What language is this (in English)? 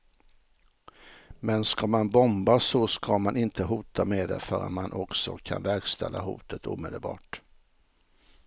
Swedish